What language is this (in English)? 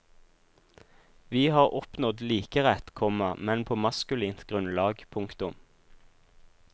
Norwegian